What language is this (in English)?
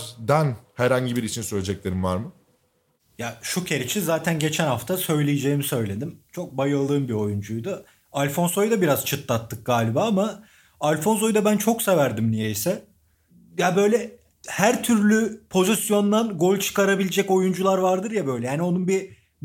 Turkish